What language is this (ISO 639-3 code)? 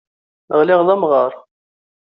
kab